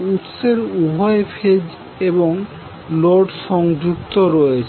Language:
Bangla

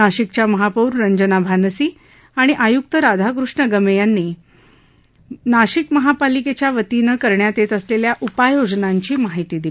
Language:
Marathi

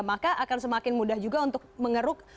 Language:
Indonesian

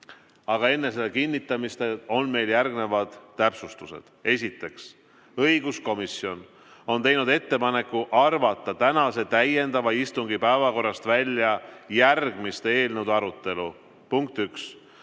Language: Estonian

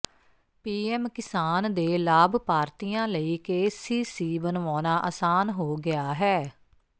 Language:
Punjabi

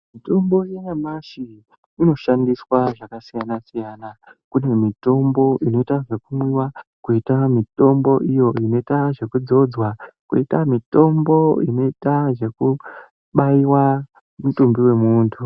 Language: Ndau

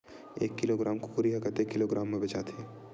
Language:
Chhattisgarhi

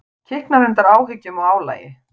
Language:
Icelandic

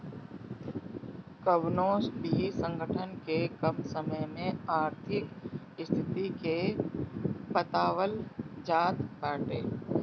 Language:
Bhojpuri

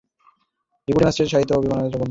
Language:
Bangla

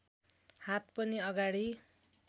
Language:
Nepali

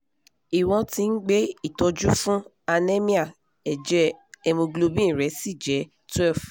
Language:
Yoruba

